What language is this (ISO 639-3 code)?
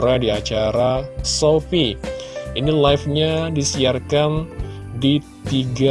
ind